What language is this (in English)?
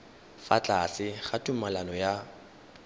Tswana